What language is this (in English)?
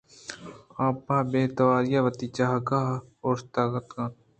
Eastern Balochi